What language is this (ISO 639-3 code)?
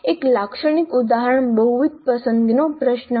guj